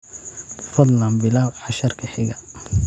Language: Somali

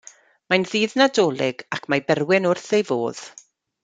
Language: Welsh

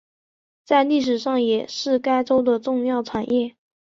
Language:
Chinese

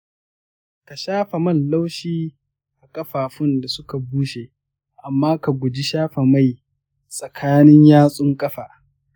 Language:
Hausa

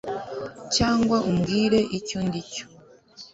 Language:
Kinyarwanda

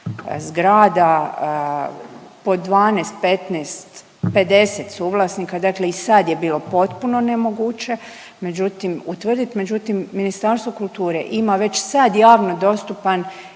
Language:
Croatian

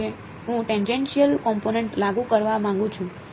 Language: Gujarati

